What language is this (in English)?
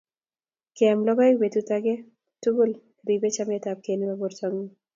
Kalenjin